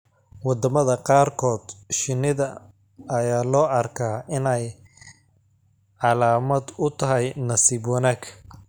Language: Somali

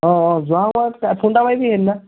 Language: Assamese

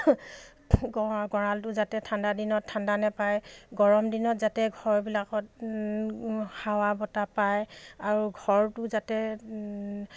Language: Assamese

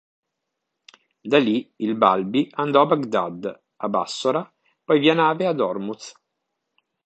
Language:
Italian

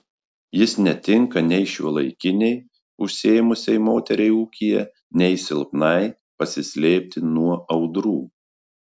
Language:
Lithuanian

